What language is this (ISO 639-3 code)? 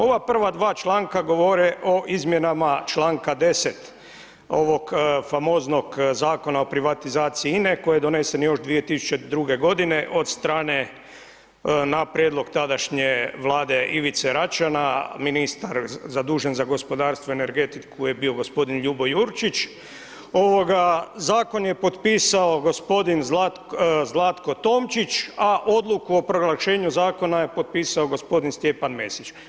hrv